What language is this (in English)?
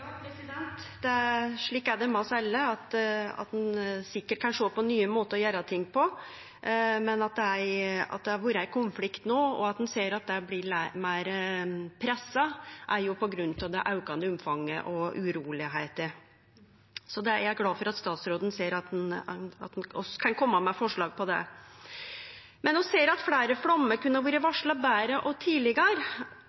Norwegian Nynorsk